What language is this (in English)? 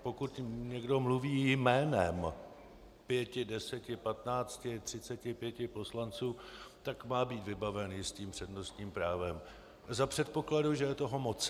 Czech